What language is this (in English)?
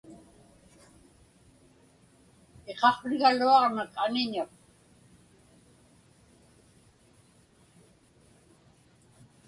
Inupiaq